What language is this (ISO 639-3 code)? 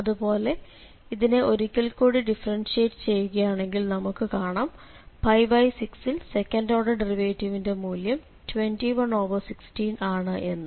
mal